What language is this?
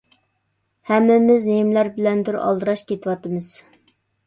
Uyghur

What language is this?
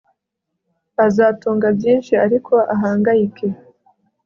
Kinyarwanda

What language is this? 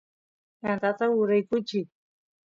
Santiago del Estero Quichua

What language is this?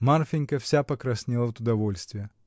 Russian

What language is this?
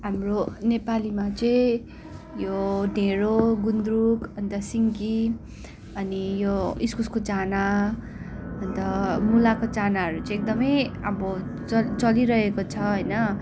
Nepali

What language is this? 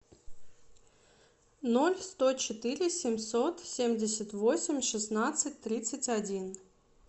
Russian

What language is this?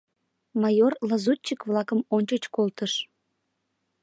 Mari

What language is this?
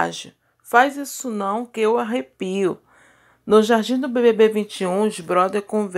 Portuguese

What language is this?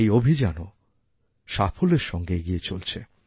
Bangla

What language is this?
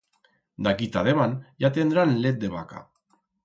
Aragonese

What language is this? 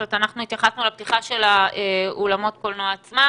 Hebrew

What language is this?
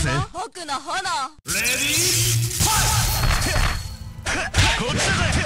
Japanese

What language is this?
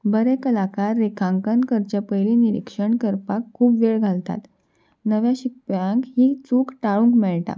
Konkani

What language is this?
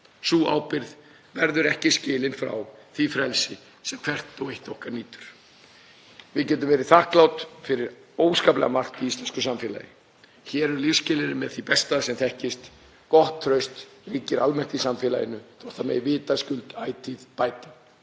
Icelandic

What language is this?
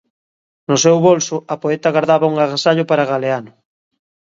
Galician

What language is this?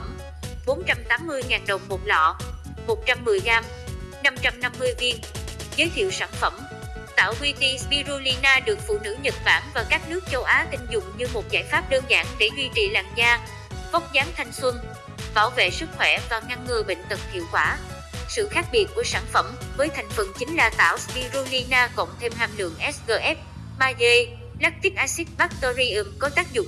Vietnamese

